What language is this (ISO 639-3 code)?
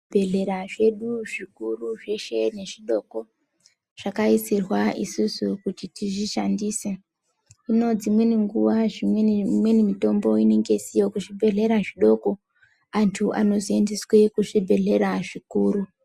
ndc